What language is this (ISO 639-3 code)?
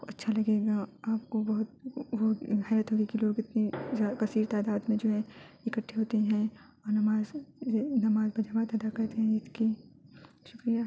urd